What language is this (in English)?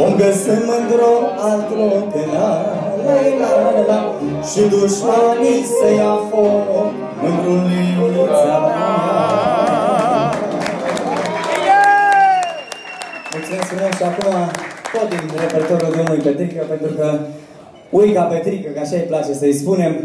Romanian